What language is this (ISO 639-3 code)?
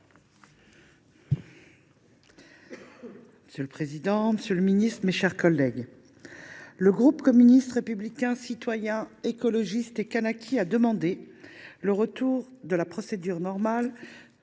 fra